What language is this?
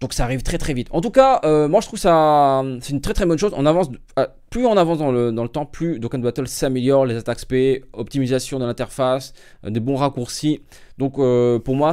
French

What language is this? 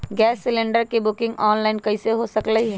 Magahi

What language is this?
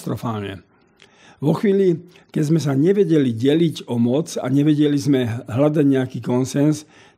Slovak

